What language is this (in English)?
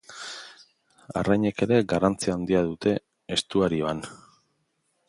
Basque